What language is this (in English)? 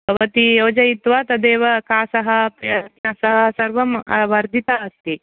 Sanskrit